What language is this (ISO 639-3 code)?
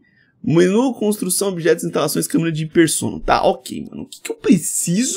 por